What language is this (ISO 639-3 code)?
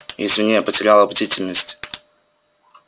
rus